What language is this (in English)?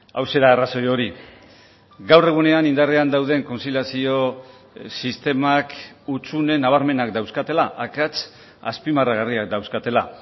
Basque